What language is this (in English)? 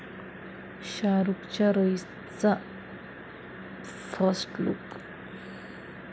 Marathi